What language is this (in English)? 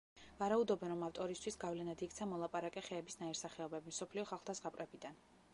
Georgian